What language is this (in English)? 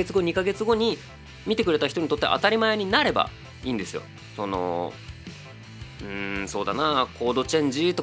Japanese